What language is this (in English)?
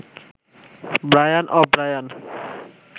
Bangla